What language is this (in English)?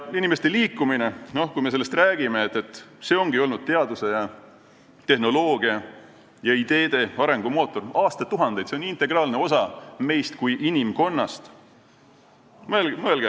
Estonian